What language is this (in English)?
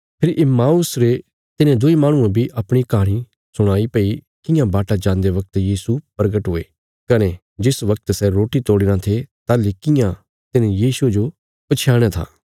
Bilaspuri